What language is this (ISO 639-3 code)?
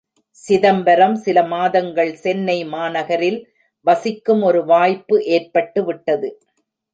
tam